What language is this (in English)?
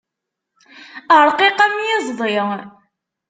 Kabyle